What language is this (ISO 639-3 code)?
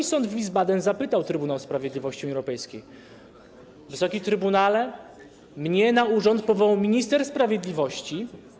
pol